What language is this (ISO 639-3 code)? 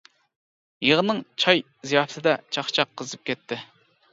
uig